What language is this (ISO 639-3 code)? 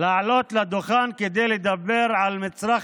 heb